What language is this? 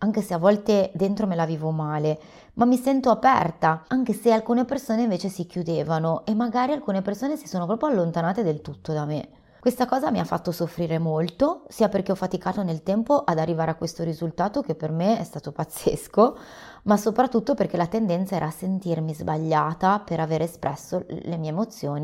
Italian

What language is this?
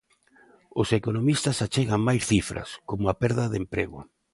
Galician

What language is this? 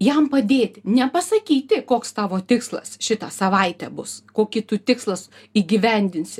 Lithuanian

